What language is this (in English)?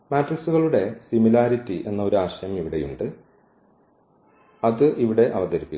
Malayalam